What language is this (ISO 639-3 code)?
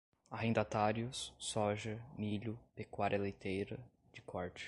por